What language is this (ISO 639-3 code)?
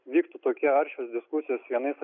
lit